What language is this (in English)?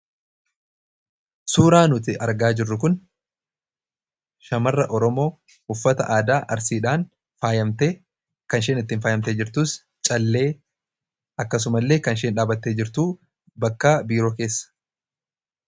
Oromo